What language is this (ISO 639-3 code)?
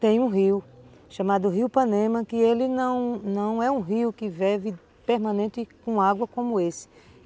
por